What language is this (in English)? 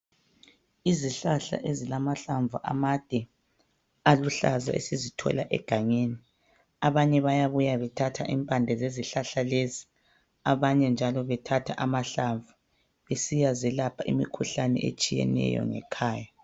North Ndebele